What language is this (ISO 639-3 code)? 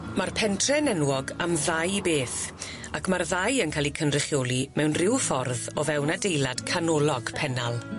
cym